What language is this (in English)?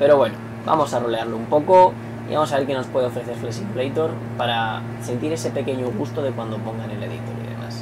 Spanish